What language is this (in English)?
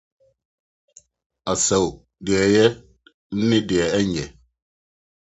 Akan